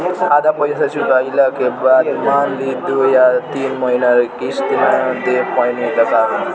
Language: Bhojpuri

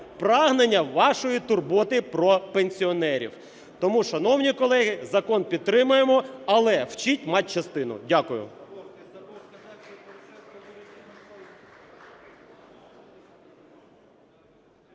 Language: Ukrainian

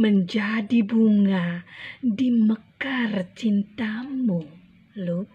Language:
Indonesian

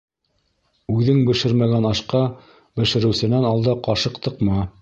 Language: Bashkir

